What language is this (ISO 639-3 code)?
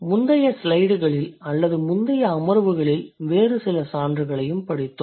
tam